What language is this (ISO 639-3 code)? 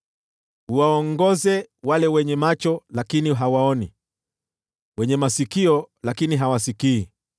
swa